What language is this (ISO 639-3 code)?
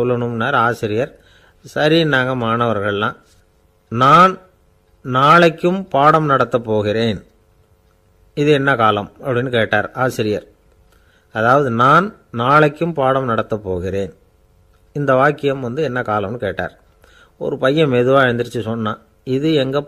tam